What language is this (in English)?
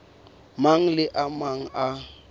Southern Sotho